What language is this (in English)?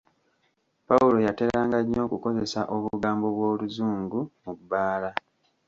Ganda